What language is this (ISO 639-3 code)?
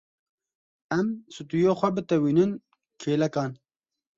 kur